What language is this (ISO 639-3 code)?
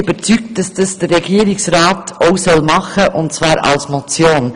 gsw